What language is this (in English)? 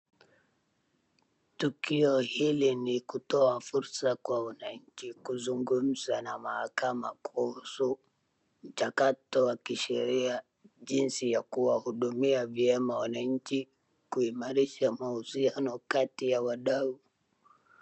Swahili